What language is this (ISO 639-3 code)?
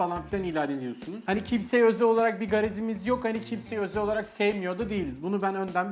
tur